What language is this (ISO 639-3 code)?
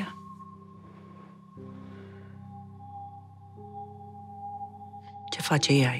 ron